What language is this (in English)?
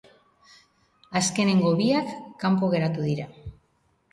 Basque